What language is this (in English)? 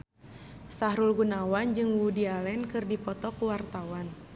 Sundanese